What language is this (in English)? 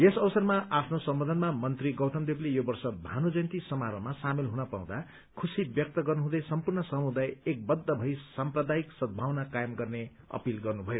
Nepali